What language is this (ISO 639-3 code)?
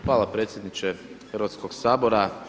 hrv